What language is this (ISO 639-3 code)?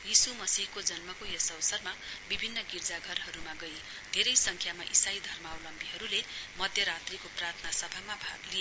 nep